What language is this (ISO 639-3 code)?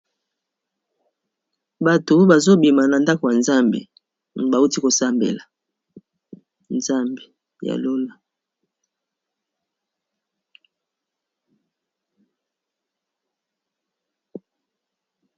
lin